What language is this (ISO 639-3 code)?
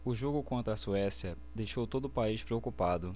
por